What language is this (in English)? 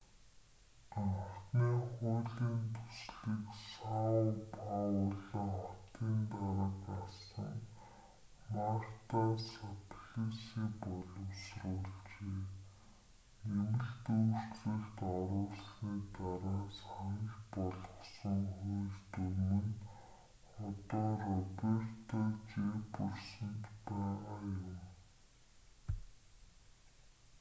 Mongolian